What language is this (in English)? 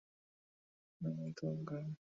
Bangla